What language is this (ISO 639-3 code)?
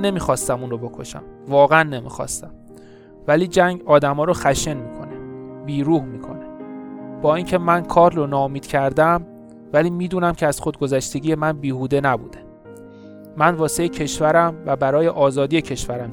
fas